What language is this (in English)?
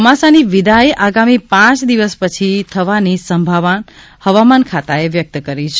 Gujarati